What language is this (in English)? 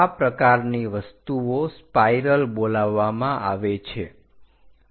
Gujarati